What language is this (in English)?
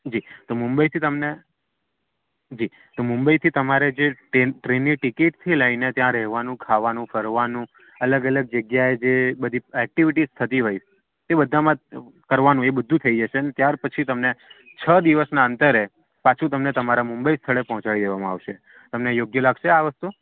Gujarati